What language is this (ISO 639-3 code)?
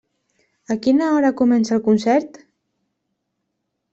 cat